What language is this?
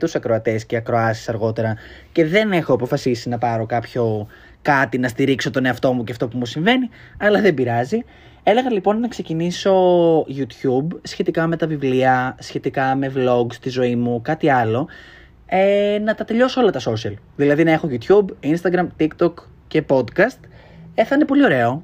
Greek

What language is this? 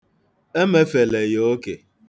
Igbo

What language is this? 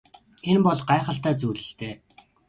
Mongolian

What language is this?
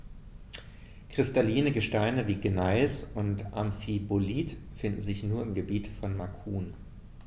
German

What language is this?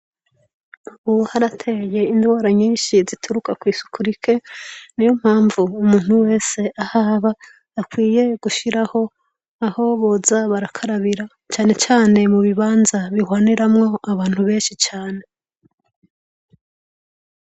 Rundi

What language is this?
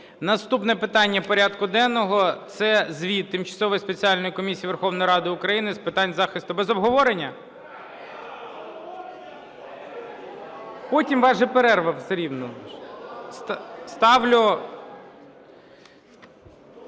Ukrainian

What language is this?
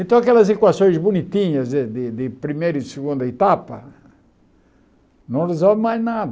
Portuguese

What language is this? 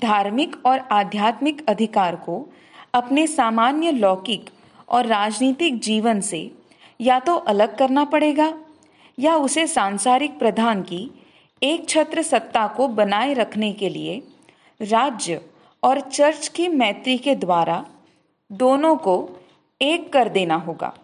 Hindi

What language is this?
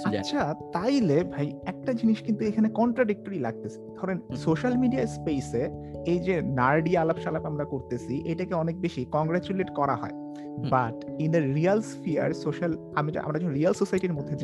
Bangla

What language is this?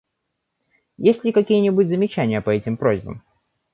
Russian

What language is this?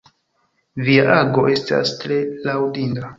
Esperanto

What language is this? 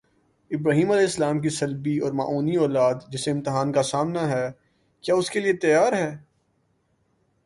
Urdu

